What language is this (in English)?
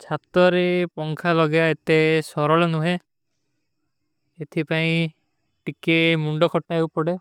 Kui (India)